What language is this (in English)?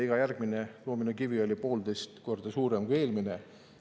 Estonian